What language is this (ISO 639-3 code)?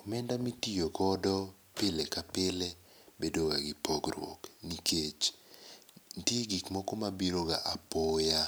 luo